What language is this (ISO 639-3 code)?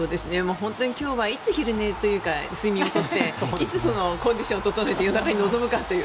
jpn